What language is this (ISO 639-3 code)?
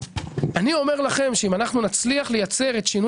heb